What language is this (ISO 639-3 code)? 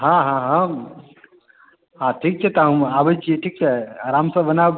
mai